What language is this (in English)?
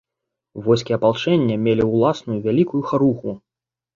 Belarusian